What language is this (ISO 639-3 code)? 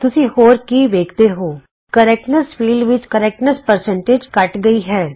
pan